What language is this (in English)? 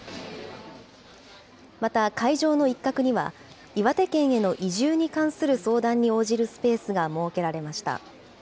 Japanese